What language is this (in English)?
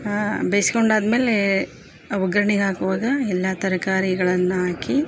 Kannada